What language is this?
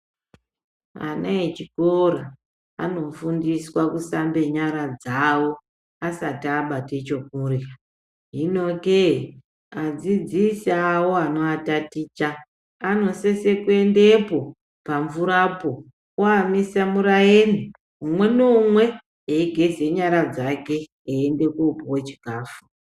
Ndau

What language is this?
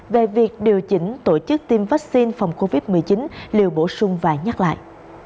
Vietnamese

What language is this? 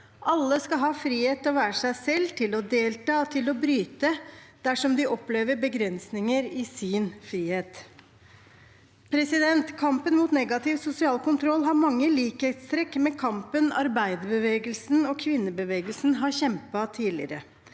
Norwegian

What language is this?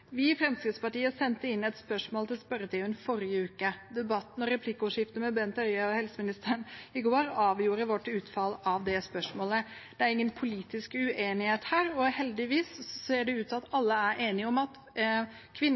Norwegian Bokmål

